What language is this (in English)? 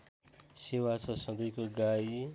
Nepali